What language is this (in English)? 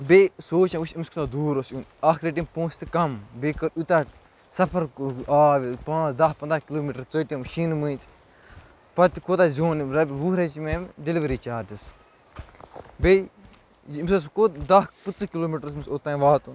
Kashmiri